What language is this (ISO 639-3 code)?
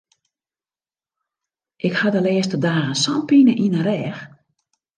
fry